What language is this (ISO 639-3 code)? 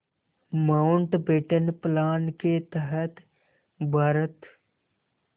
hin